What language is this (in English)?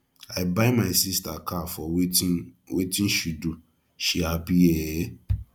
Nigerian Pidgin